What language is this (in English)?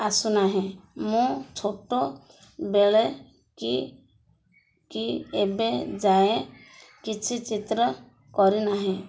Odia